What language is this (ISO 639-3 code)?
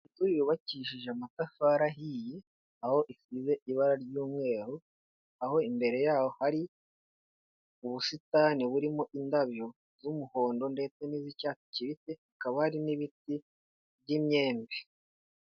kin